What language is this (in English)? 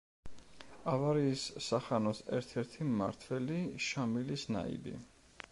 Georgian